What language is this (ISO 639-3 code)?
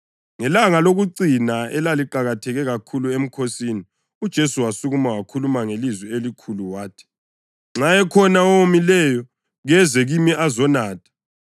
nde